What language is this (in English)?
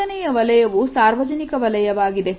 Kannada